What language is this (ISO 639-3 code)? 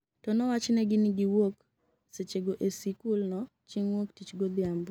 luo